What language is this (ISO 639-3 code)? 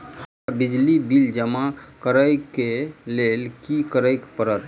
mai